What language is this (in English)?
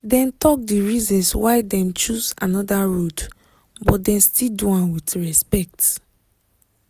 Nigerian Pidgin